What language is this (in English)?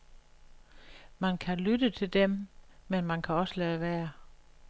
Danish